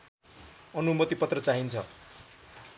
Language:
Nepali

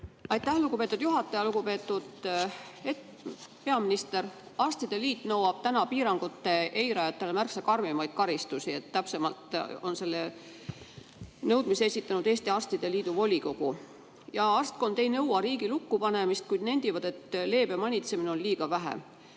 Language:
Estonian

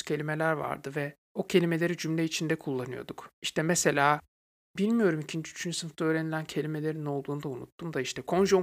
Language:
Turkish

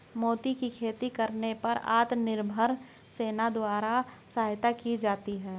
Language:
Hindi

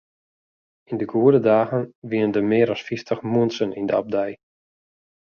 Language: Western Frisian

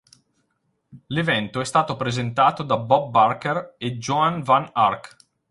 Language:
Italian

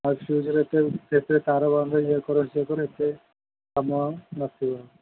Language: Odia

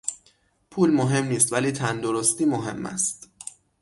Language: Persian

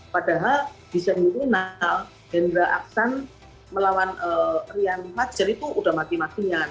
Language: Indonesian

